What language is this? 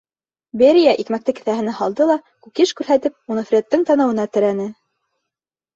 Bashkir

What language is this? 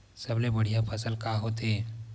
Chhattisgarhi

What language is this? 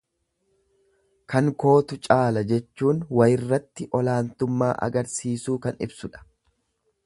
Oromo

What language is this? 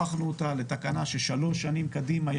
Hebrew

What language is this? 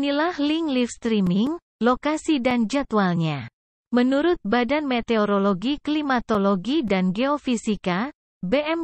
Indonesian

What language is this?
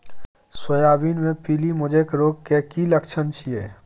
Maithili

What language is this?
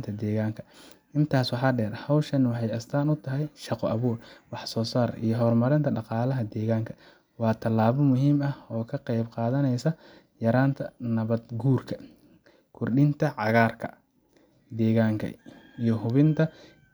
Somali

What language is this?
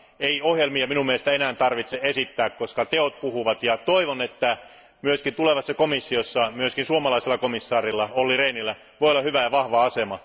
Finnish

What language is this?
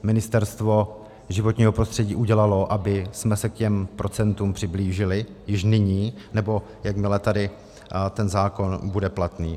Czech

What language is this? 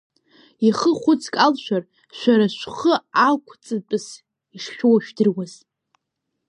Abkhazian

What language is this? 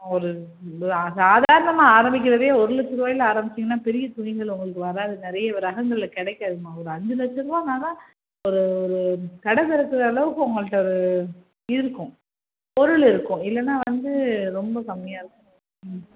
Tamil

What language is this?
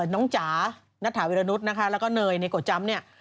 Thai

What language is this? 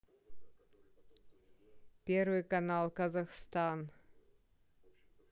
Russian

